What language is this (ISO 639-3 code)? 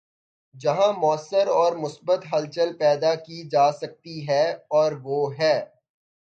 urd